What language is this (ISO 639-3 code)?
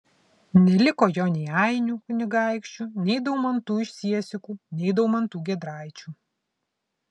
lit